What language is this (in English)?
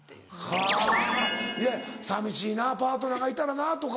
Japanese